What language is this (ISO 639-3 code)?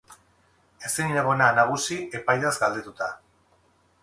eus